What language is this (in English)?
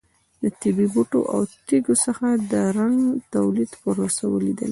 Pashto